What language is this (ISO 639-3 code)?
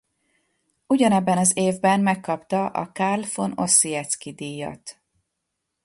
hun